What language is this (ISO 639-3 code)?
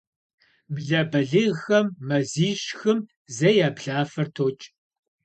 kbd